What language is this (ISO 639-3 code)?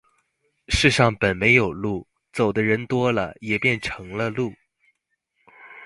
zho